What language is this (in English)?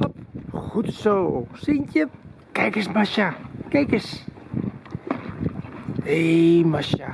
Dutch